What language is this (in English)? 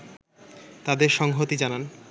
Bangla